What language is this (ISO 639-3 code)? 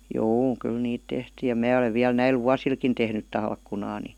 fin